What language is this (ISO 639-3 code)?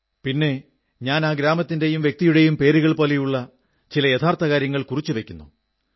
mal